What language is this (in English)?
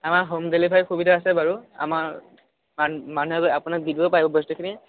Assamese